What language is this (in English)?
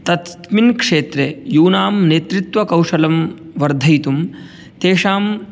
Sanskrit